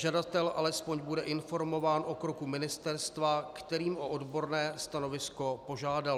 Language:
Czech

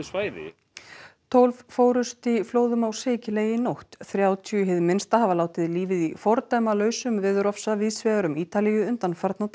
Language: Icelandic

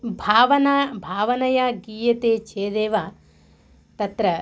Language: Sanskrit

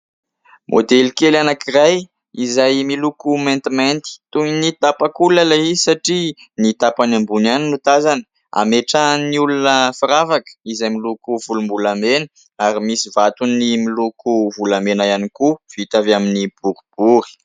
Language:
Malagasy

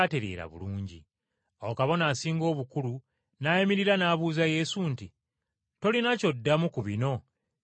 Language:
Ganda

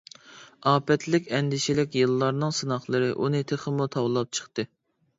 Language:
Uyghur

